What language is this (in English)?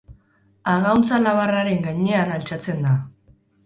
Basque